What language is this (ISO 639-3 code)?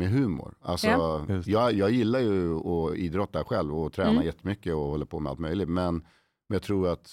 swe